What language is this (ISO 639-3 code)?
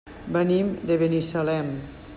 cat